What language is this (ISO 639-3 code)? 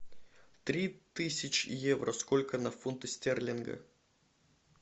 rus